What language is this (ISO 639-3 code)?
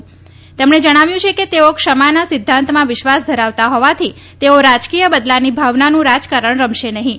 guj